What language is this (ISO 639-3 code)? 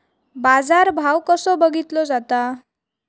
mar